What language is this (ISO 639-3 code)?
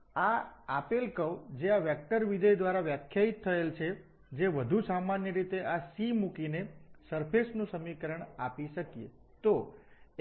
guj